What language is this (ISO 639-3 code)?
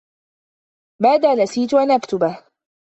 ara